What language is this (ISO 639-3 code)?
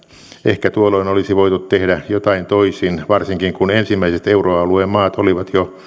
fin